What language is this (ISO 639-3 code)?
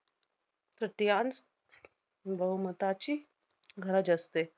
mar